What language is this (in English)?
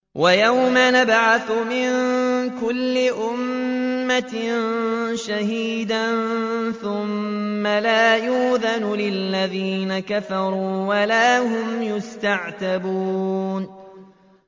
Arabic